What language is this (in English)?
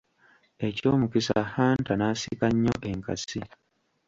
Ganda